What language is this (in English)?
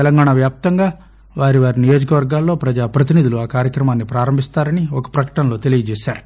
Telugu